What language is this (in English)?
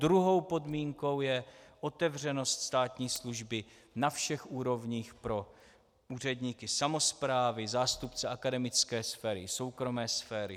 Czech